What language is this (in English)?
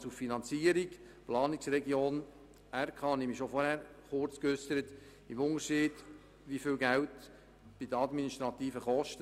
Swiss German